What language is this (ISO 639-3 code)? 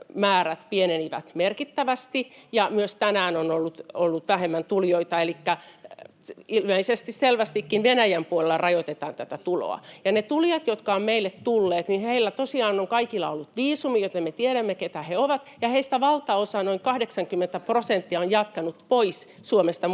fin